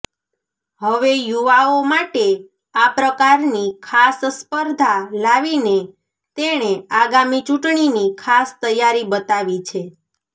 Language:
Gujarati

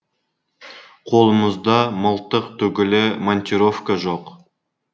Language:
Kazakh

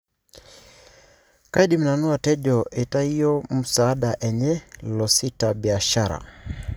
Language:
Masai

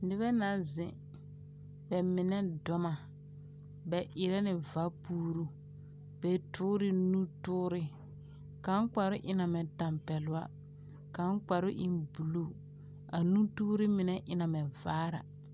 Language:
Southern Dagaare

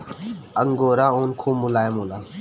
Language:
Bhojpuri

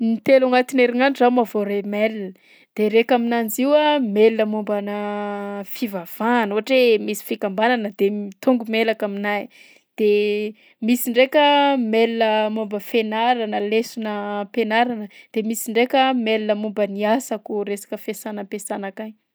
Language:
Southern Betsimisaraka Malagasy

